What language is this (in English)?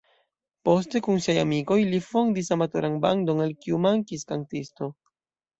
Esperanto